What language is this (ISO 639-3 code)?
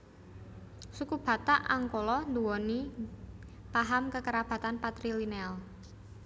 jav